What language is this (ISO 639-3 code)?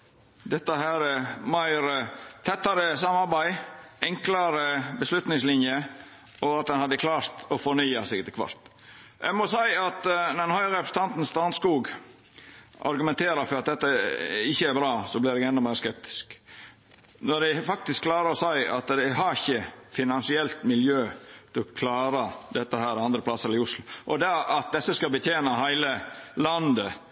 nno